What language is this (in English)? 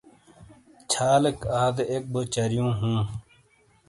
Shina